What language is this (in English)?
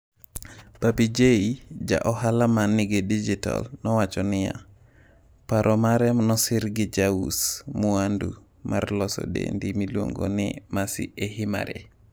Luo (Kenya and Tanzania)